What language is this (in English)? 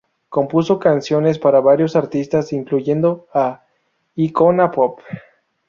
Spanish